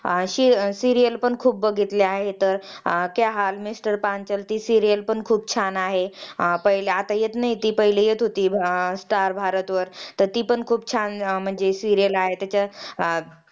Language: Marathi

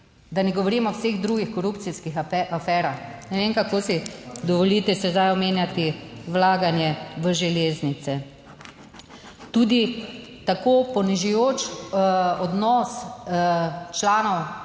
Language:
Slovenian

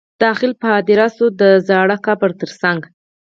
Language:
Pashto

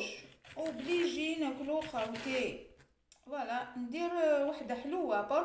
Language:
Arabic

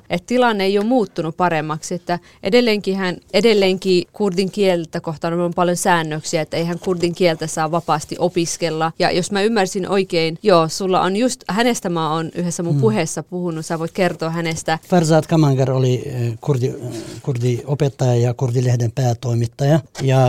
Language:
Finnish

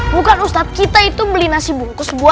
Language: Indonesian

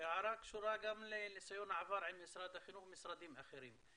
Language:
Hebrew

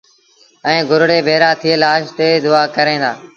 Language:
Sindhi Bhil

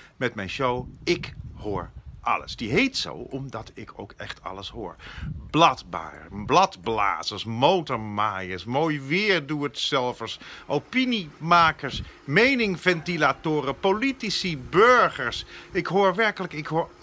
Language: Dutch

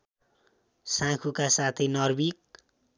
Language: Nepali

